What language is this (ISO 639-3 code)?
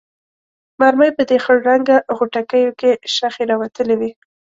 pus